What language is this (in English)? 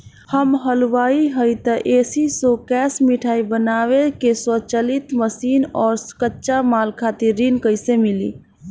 Bhojpuri